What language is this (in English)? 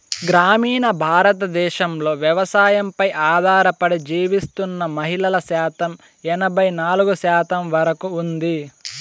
Telugu